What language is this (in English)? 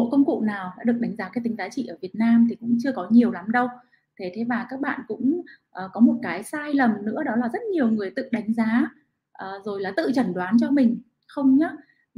Vietnamese